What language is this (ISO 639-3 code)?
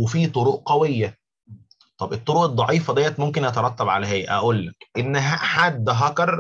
ara